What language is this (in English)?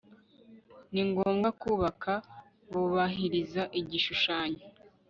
Kinyarwanda